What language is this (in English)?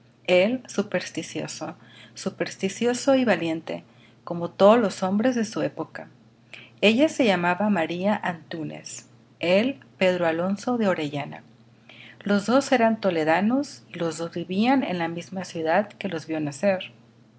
Spanish